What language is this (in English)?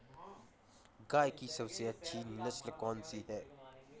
Hindi